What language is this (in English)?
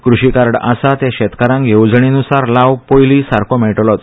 Konkani